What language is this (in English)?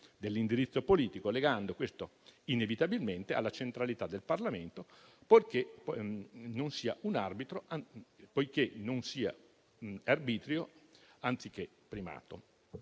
Italian